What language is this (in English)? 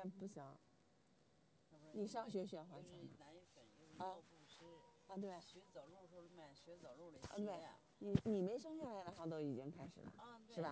Chinese